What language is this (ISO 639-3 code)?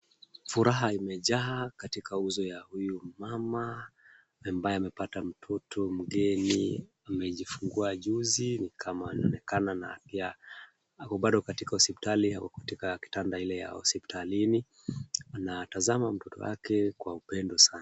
swa